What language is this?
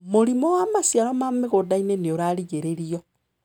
Kikuyu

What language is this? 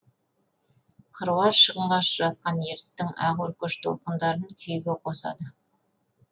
Kazakh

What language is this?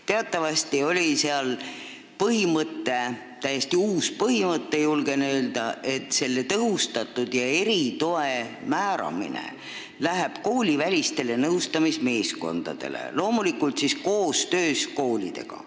Estonian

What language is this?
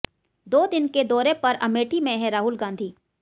Hindi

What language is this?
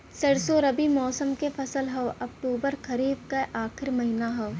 Bhojpuri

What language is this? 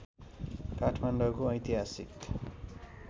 Nepali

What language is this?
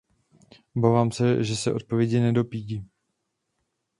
Czech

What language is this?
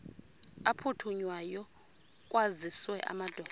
Xhosa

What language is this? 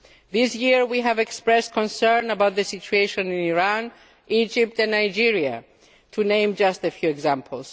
English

